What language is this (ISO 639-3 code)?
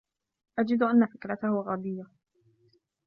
ara